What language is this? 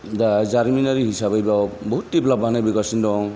Bodo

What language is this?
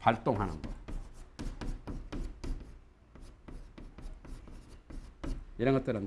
Korean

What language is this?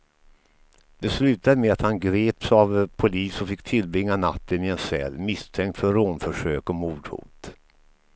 Swedish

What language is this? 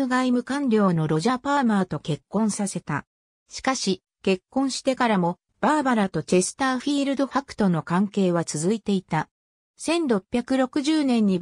Japanese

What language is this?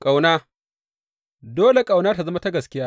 Hausa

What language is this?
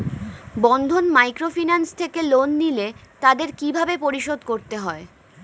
Bangla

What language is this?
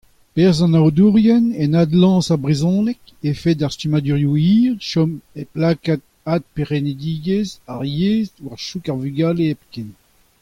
Breton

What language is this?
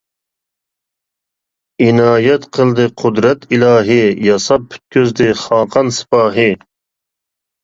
Uyghur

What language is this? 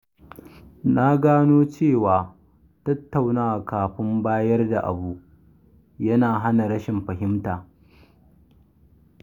Hausa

